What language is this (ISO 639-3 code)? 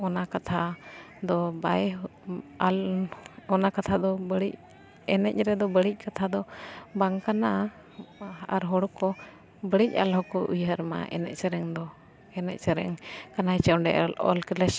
sat